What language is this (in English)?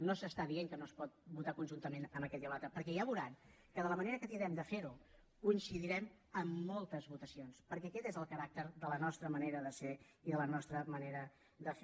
Catalan